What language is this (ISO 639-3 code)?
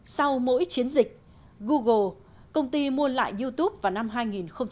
vie